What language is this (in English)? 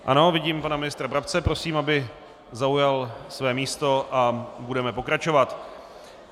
Czech